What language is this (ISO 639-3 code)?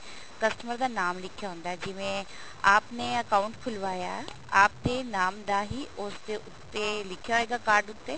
pan